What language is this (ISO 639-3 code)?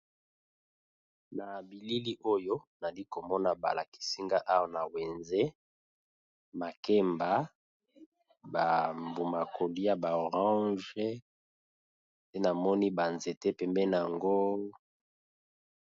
lin